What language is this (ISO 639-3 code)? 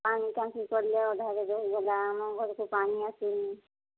ori